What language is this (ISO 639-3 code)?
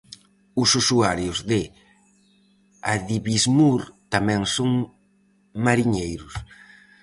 glg